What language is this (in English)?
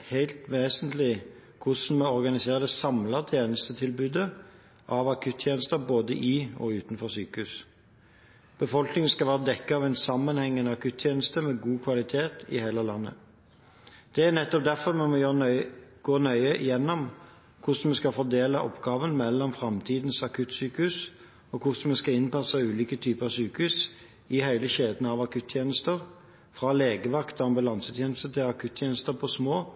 Norwegian Bokmål